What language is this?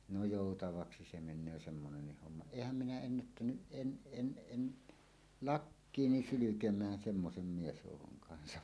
Finnish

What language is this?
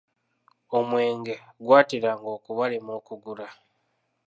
Ganda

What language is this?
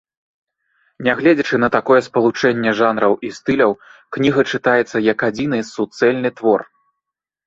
Belarusian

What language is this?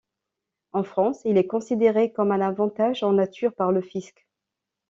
French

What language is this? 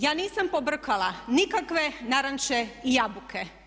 Croatian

